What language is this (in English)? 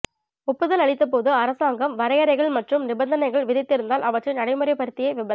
Tamil